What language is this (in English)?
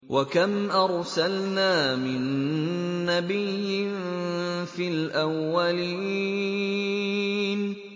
Arabic